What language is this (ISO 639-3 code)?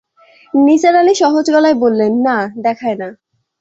ben